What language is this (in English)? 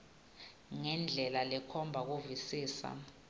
Swati